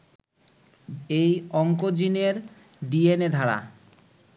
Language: Bangla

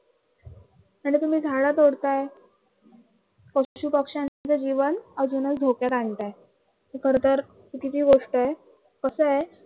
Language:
Marathi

